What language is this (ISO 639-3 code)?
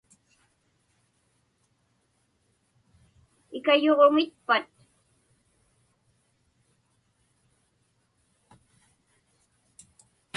ipk